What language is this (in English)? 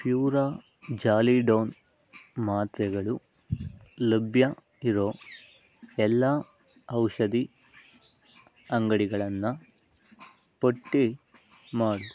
Kannada